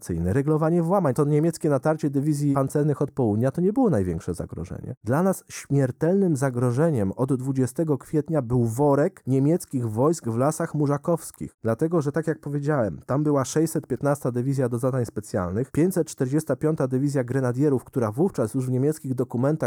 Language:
Polish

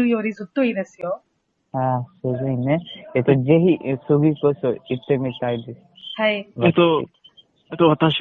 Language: Japanese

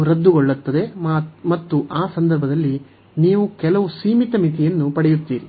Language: Kannada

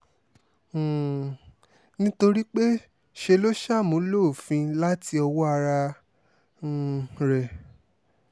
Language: Yoruba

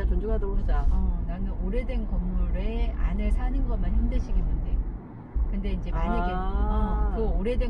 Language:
Korean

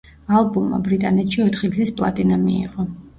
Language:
Georgian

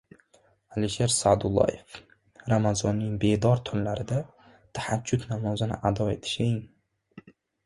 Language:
Uzbek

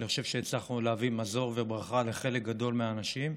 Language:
Hebrew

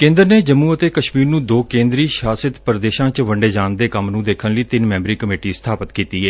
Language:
Punjabi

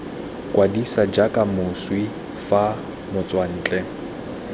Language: Tswana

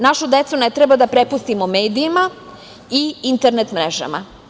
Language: Serbian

